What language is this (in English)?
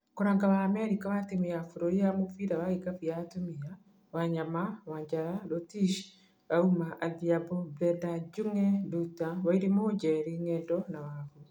Kikuyu